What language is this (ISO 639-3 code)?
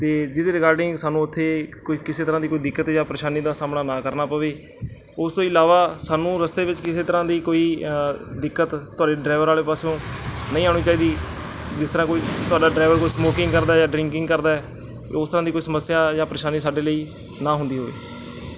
pan